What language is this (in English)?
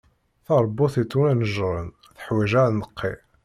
Kabyle